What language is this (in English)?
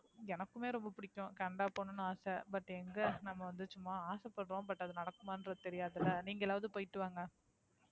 Tamil